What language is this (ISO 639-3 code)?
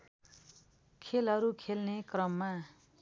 nep